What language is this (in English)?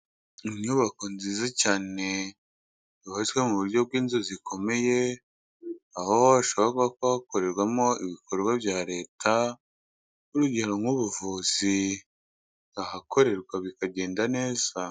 Kinyarwanda